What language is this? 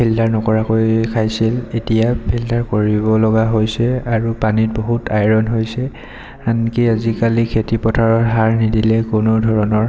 Assamese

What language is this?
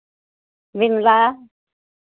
Hindi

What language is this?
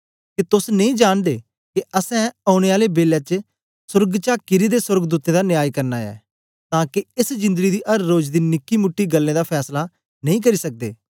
Dogri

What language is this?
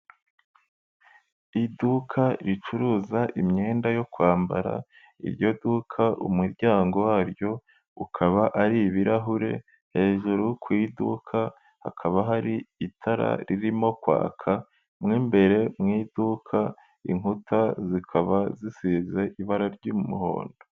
Kinyarwanda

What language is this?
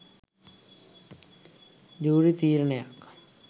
Sinhala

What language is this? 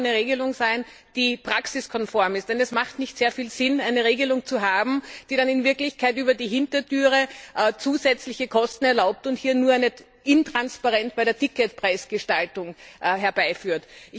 German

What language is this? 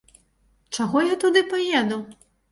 Belarusian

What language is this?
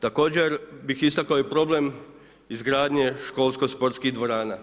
Croatian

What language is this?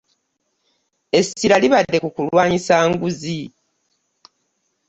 Ganda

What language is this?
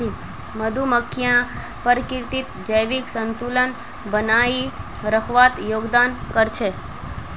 Magahi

